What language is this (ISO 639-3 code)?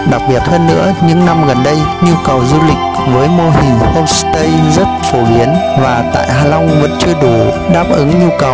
vie